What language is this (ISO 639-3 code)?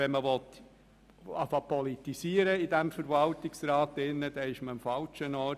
gsw